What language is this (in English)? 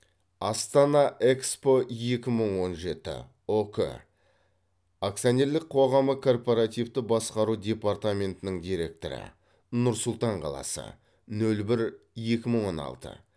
Kazakh